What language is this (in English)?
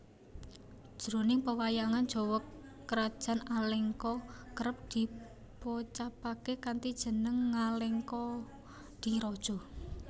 Javanese